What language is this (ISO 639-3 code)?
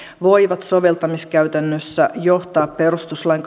fin